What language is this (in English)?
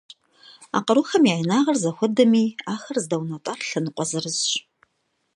Kabardian